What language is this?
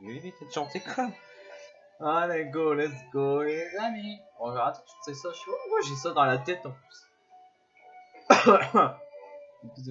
French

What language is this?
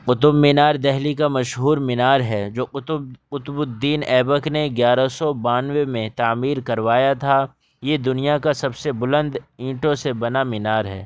Urdu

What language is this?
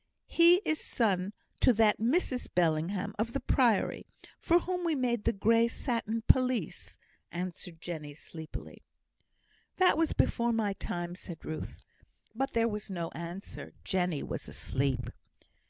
English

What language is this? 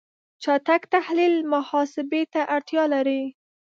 Pashto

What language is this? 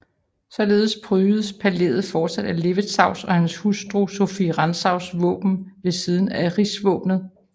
Danish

